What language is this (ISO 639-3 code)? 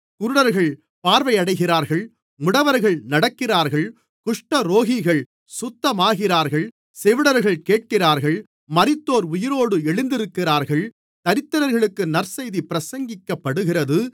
tam